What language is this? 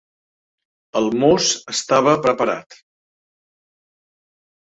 Catalan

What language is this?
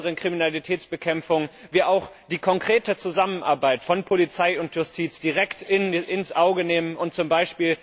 German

